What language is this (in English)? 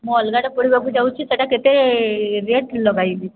Odia